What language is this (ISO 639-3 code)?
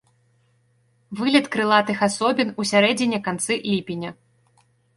bel